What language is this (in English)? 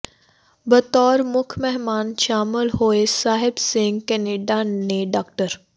Punjabi